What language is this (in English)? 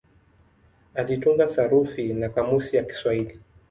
Swahili